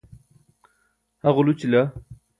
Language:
Burushaski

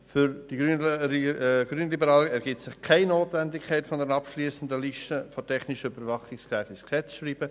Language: Swiss German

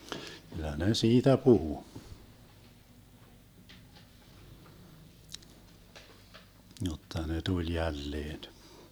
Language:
Finnish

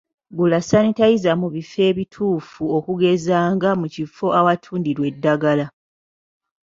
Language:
Ganda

